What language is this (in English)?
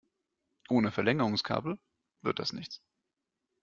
German